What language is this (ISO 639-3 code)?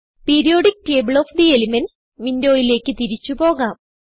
mal